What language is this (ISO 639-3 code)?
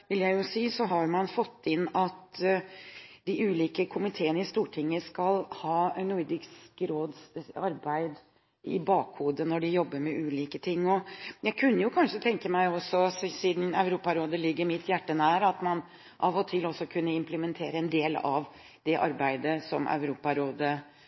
nob